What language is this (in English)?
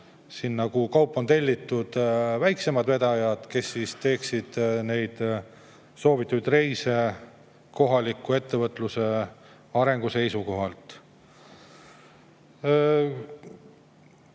Estonian